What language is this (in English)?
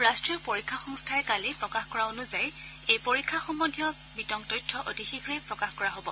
Assamese